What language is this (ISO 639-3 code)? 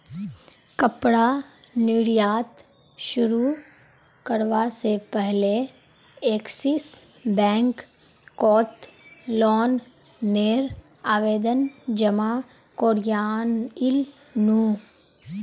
mag